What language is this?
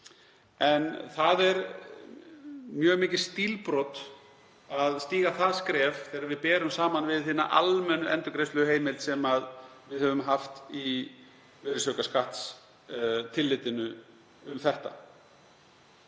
Icelandic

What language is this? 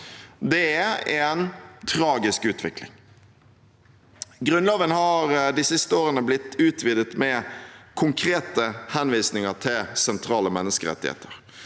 Norwegian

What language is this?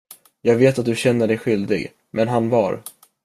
Swedish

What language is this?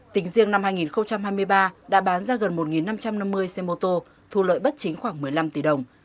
Vietnamese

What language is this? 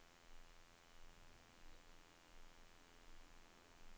Swedish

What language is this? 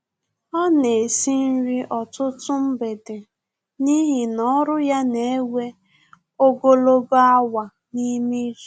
Igbo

